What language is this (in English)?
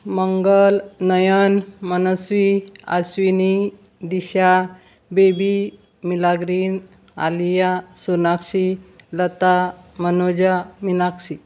Konkani